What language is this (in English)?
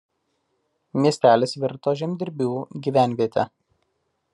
Lithuanian